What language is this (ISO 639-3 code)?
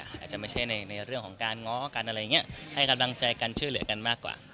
tha